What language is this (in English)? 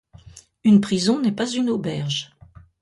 French